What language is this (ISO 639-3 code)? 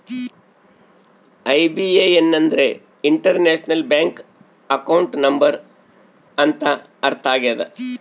kan